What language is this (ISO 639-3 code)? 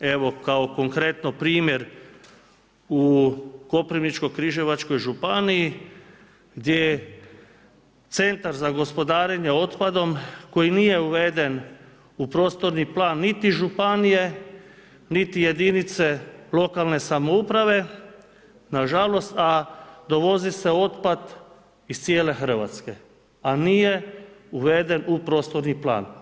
hrv